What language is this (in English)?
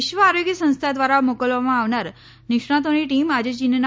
Gujarati